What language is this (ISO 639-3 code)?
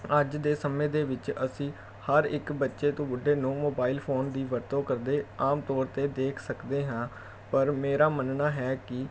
pan